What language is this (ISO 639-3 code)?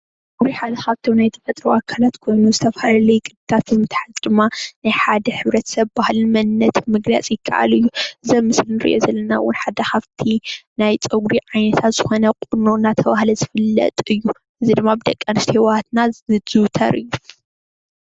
tir